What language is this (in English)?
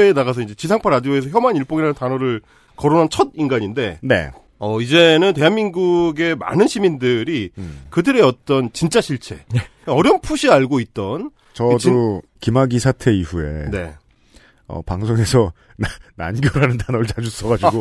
Korean